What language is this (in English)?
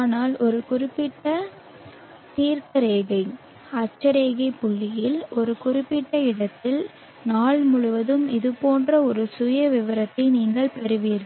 Tamil